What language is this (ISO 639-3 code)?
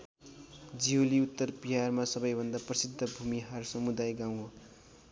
nep